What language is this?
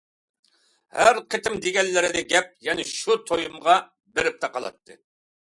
Uyghur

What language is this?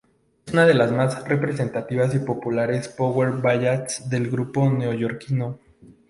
Spanish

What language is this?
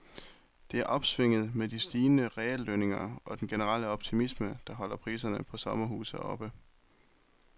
Danish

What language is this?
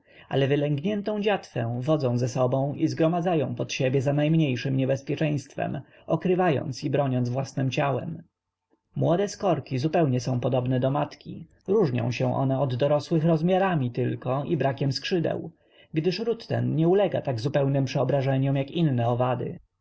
Polish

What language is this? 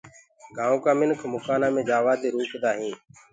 Gurgula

